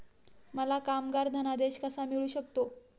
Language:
Marathi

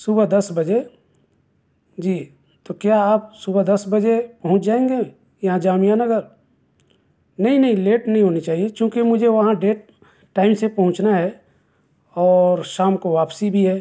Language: Urdu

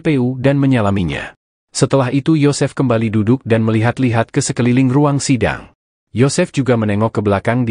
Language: Indonesian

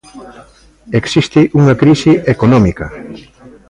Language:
Galician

